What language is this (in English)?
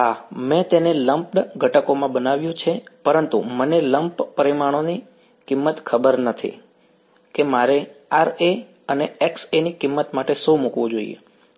Gujarati